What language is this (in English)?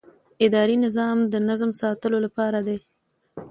Pashto